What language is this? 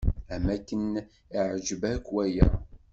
Kabyle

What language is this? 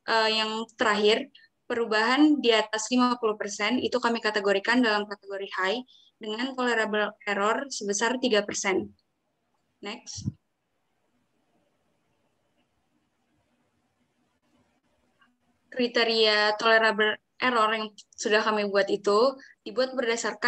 Indonesian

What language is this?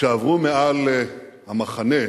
Hebrew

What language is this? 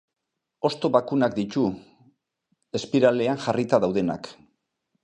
Basque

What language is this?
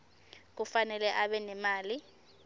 Swati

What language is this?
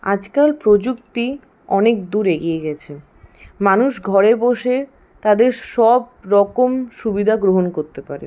Bangla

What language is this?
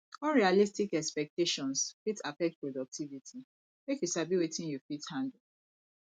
Nigerian Pidgin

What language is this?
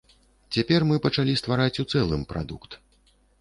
Belarusian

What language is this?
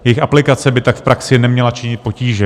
Czech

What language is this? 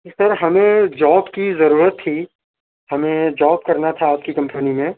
Urdu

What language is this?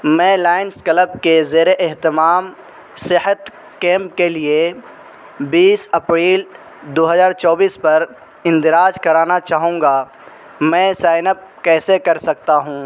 Urdu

